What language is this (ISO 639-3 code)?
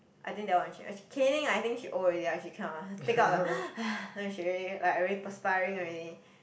eng